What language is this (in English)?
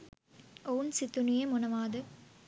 Sinhala